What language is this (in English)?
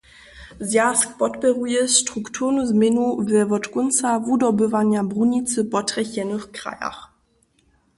Upper Sorbian